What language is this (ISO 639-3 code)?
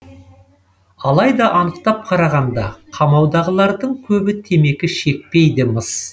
kaz